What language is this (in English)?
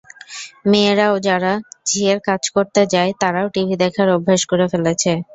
Bangla